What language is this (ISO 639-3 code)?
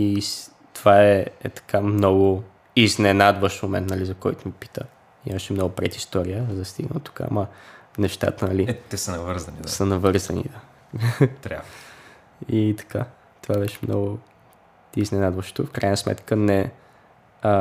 bul